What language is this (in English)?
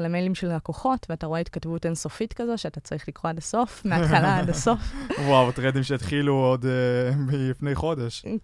Hebrew